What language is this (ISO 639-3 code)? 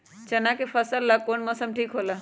mag